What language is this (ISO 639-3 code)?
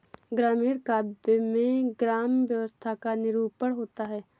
hin